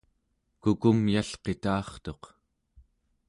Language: Central Yupik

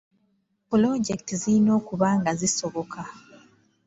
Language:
Ganda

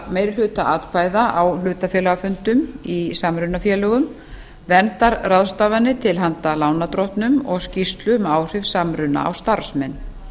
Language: Icelandic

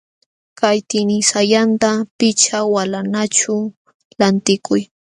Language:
Jauja Wanca Quechua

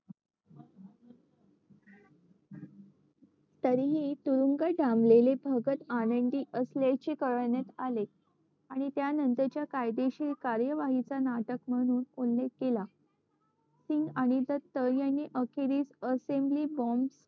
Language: Marathi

